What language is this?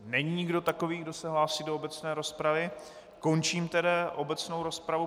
Czech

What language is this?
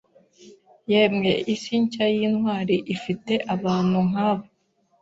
Kinyarwanda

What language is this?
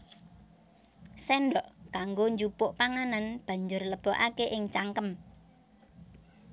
Javanese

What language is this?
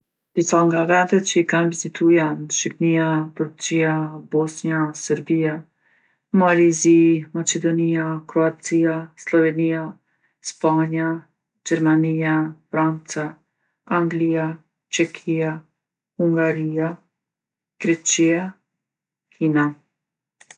Gheg Albanian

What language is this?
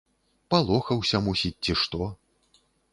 Belarusian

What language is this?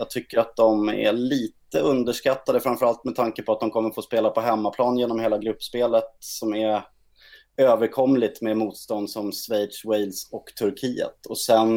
Swedish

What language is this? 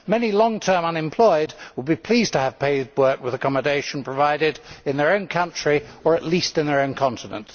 English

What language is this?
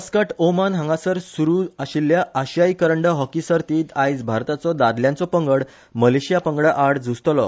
Konkani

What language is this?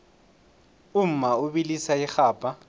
South Ndebele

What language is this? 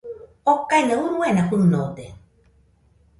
Nüpode Huitoto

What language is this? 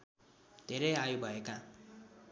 Nepali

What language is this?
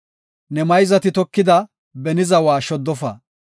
Gofa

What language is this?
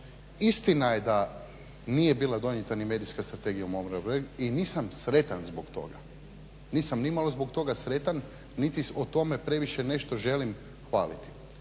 Croatian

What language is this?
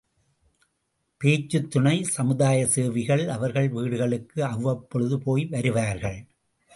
Tamil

